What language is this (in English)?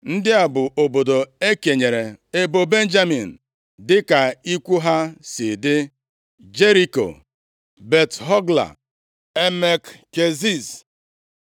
Igbo